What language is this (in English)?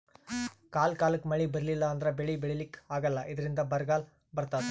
Kannada